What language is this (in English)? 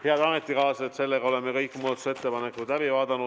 Estonian